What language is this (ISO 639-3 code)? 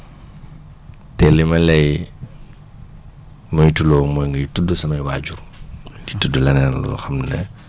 wol